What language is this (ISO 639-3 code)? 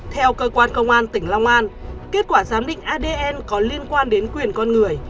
vie